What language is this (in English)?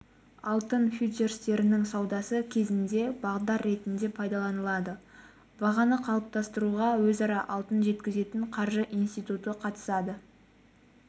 Kazakh